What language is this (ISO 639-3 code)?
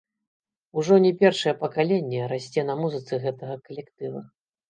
bel